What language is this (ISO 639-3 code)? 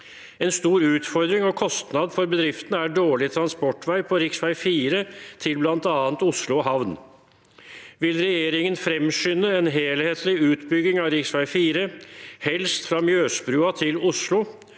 nor